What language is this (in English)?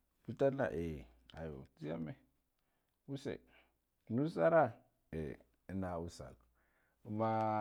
Guduf-Gava